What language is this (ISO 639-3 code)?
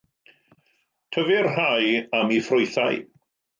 cym